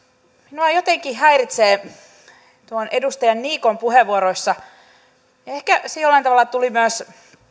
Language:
Finnish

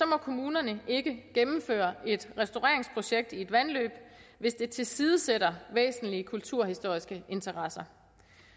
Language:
Danish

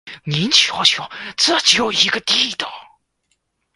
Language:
Chinese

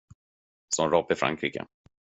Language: Swedish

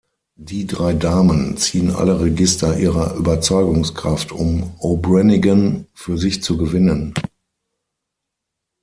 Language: German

